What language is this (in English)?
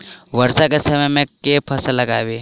Maithili